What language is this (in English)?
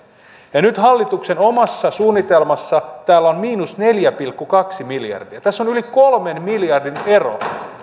Finnish